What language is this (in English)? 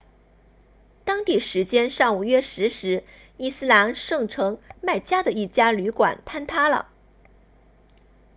Chinese